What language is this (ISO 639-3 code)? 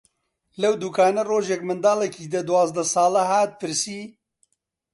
ckb